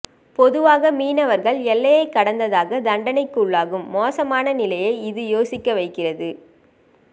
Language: Tamil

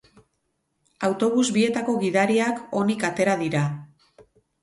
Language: Basque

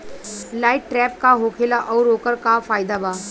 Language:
Bhojpuri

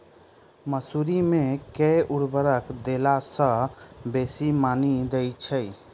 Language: Maithili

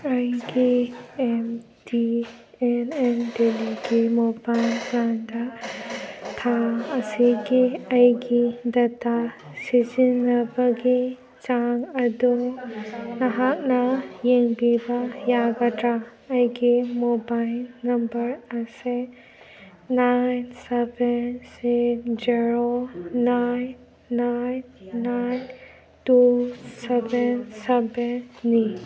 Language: Manipuri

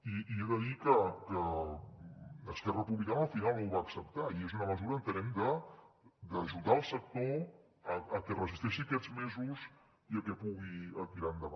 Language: Catalan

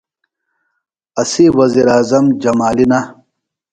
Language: Phalura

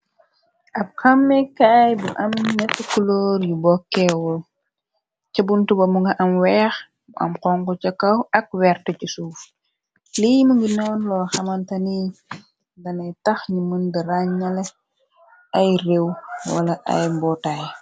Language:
Wolof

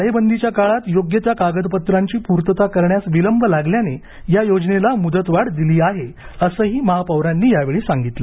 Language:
Marathi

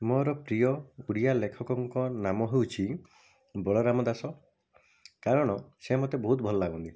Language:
Odia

